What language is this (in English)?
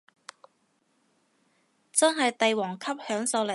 Cantonese